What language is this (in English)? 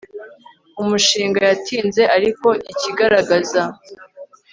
Kinyarwanda